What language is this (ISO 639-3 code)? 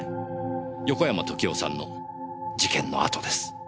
jpn